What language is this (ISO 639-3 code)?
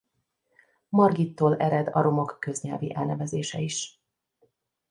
hun